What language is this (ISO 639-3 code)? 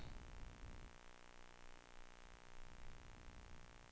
swe